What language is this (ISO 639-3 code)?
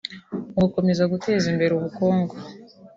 kin